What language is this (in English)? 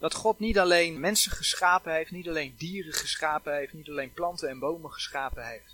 Dutch